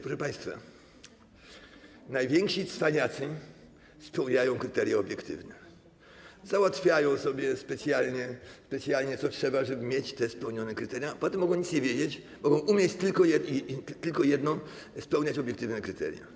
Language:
Polish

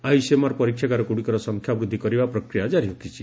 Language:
Odia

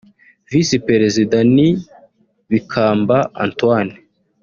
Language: Kinyarwanda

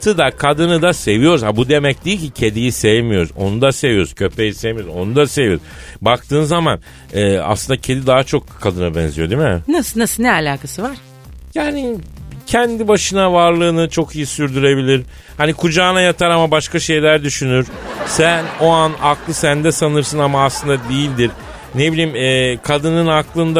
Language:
Turkish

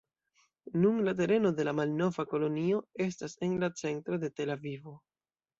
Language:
Esperanto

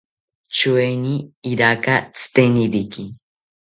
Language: South Ucayali Ashéninka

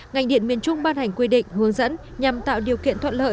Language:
Vietnamese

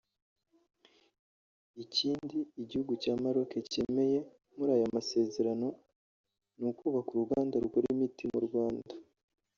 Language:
Kinyarwanda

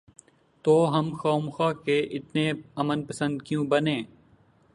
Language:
Urdu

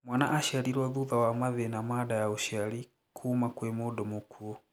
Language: Kikuyu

